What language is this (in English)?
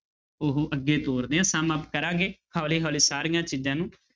Punjabi